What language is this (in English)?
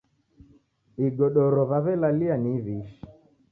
Taita